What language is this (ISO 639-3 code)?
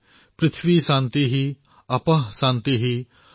asm